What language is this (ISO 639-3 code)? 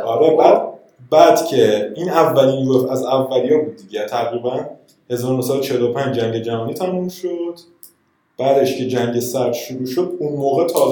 fas